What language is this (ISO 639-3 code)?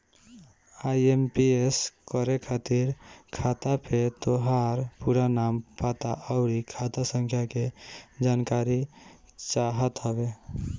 bho